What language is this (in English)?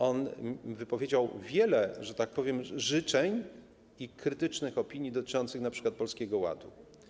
Polish